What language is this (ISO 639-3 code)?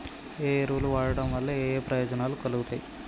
tel